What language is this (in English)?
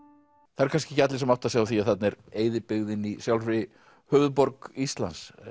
Icelandic